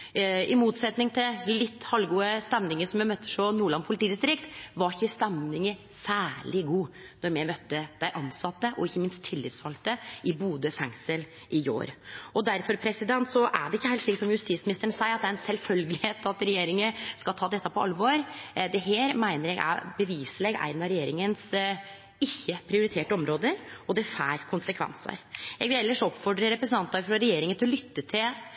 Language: Norwegian Nynorsk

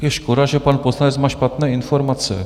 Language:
Czech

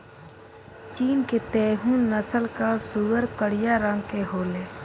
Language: Bhojpuri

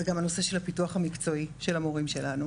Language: Hebrew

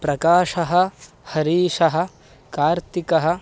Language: Sanskrit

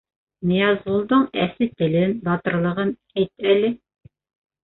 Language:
Bashkir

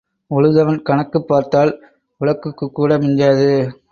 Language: Tamil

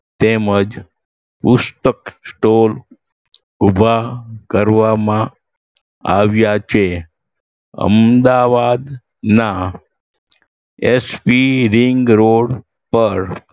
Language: Gujarati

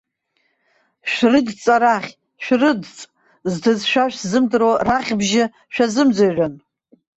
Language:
Abkhazian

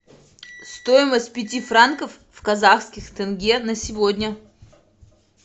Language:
Russian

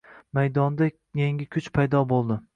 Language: Uzbek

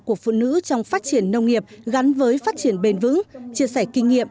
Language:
Vietnamese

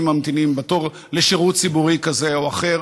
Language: Hebrew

